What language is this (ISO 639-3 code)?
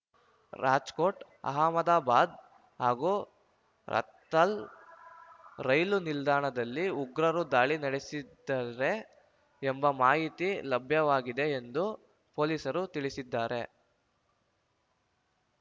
kan